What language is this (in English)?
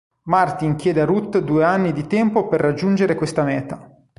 Italian